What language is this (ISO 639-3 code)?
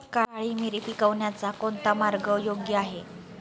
mar